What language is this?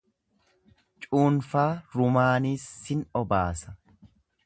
Oromo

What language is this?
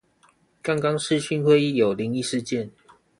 Chinese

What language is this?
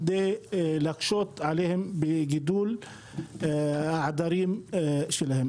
Hebrew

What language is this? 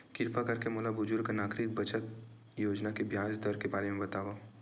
Chhattisgarhi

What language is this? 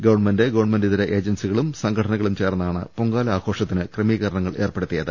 Malayalam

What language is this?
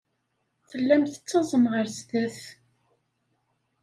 Kabyle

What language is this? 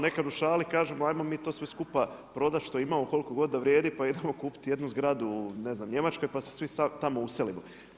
Croatian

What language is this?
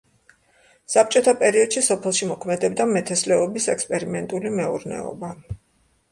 Georgian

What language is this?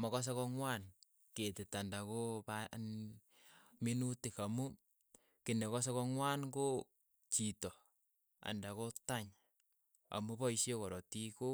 Keiyo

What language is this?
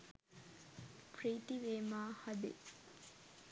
Sinhala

